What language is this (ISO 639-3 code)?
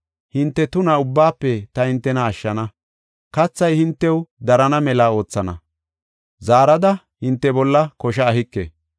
gof